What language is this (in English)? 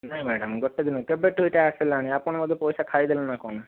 Odia